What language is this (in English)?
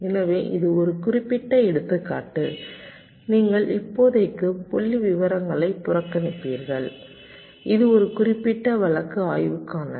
Tamil